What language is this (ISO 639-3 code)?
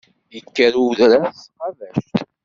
kab